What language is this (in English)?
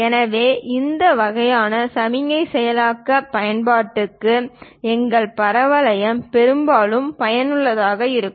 Tamil